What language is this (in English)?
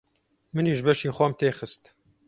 Central Kurdish